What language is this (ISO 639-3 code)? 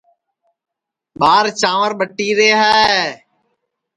ssi